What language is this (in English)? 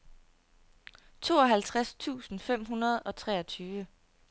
Danish